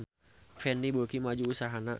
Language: Sundanese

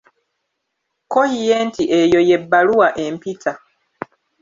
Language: Ganda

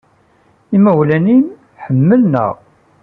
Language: Kabyle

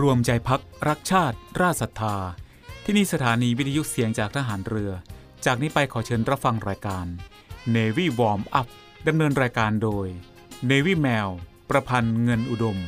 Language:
Thai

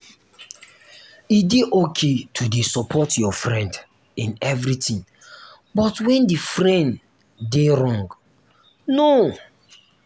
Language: Nigerian Pidgin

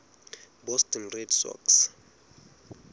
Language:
Southern Sotho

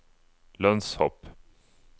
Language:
Norwegian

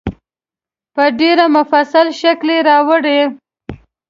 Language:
Pashto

